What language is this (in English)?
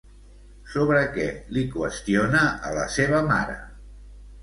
Catalan